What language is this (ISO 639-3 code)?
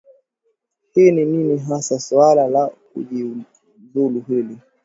swa